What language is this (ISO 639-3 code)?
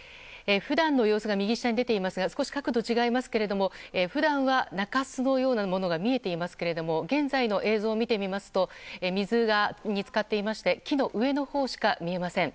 jpn